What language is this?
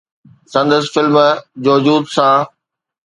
Sindhi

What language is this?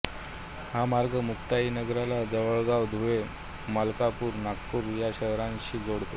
Marathi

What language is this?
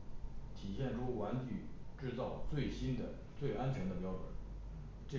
Chinese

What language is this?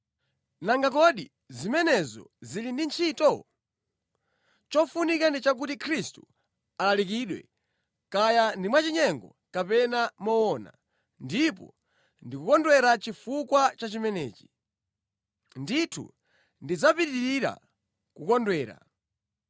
Nyanja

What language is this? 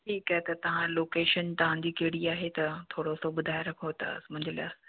Sindhi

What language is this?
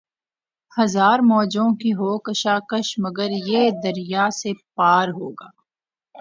Urdu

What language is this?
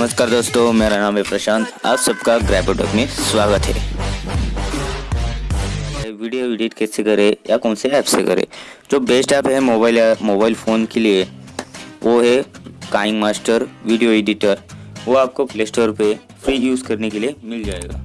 Hindi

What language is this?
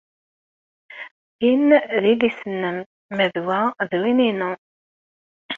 Kabyle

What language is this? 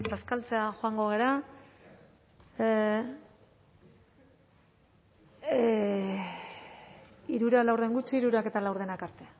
Basque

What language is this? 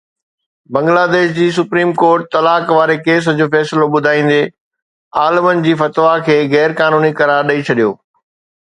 Sindhi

